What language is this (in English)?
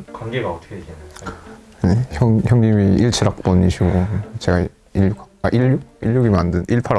Korean